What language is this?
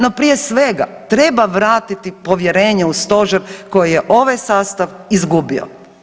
Croatian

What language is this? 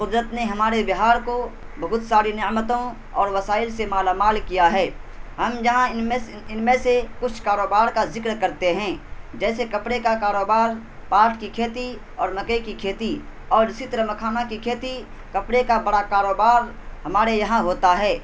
Urdu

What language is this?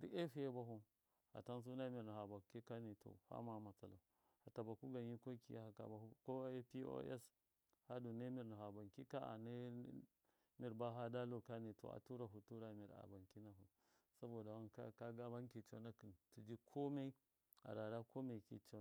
Miya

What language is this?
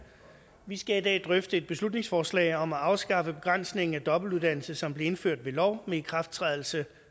Danish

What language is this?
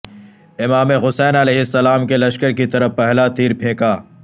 Urdu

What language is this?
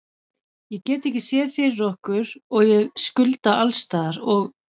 Icelandic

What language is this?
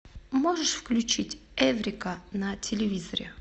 Russian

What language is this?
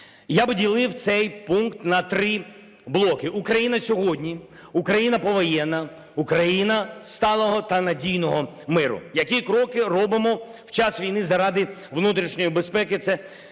Ukrainian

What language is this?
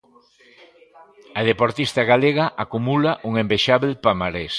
Galician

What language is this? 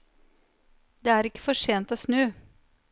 Norwegian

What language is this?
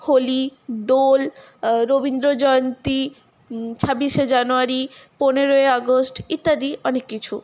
Bangla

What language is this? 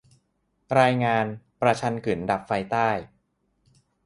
Thai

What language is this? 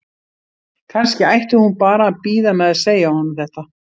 Icelandic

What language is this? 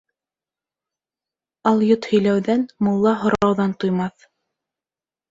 Bashkir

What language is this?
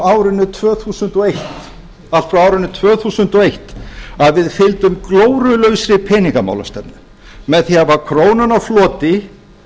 Icelandic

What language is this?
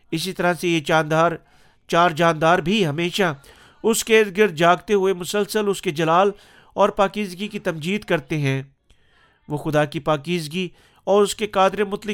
Urdu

